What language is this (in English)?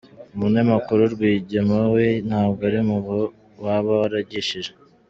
Kinyarwanda